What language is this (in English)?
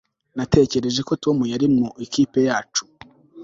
Kinyarwanda